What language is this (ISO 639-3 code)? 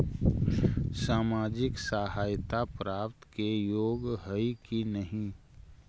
mag